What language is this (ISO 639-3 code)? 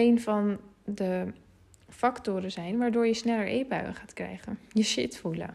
nld